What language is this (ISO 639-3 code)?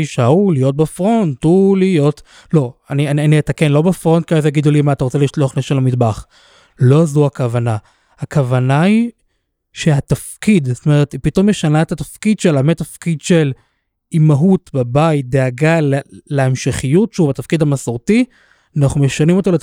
heb